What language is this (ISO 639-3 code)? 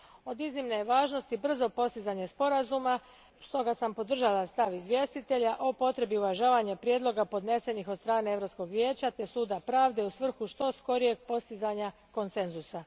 hrv